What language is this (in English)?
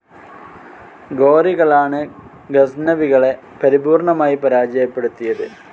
Malayalam